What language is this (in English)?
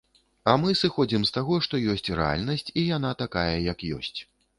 Belarusian